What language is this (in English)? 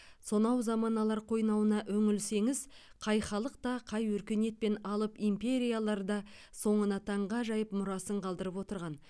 Kazakh